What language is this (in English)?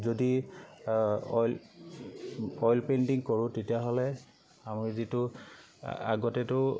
Assamese